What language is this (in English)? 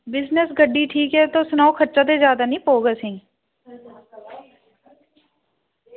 Dogri